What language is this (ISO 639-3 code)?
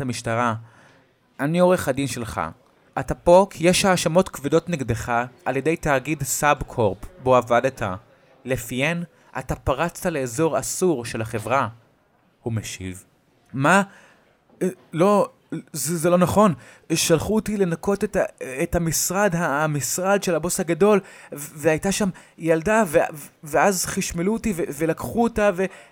heb